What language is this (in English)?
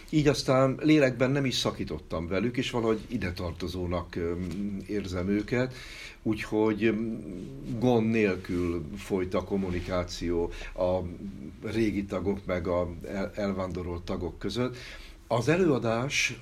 Hungarian